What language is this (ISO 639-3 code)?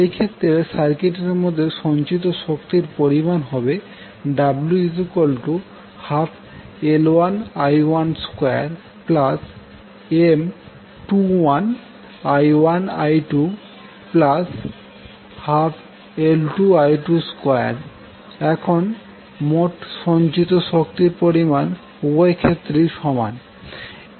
ben